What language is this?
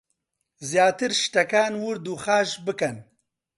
Central Kurdish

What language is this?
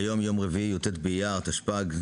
Hebrew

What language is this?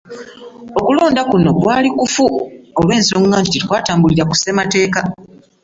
Ganda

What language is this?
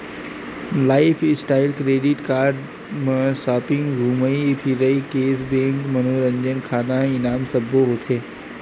Chhattisgarhi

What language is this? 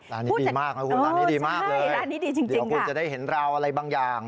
Thai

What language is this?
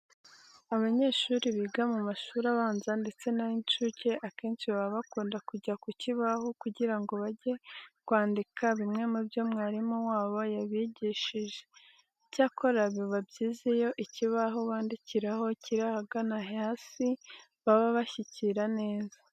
Kinyarwanda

